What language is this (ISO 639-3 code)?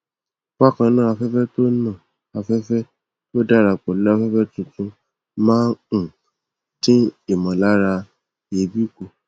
yor